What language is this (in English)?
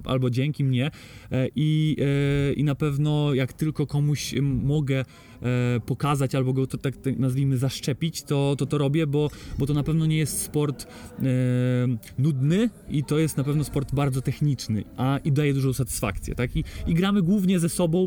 Polish